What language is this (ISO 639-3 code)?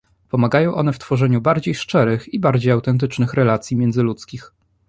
pol